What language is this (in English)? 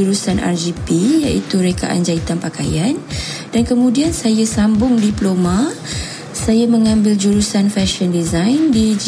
Malay